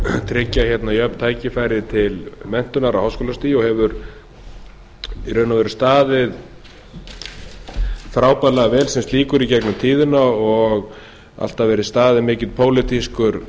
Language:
Icelandic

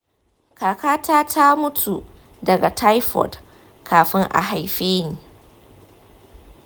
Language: Hausa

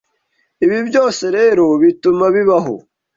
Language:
Kinyarwanda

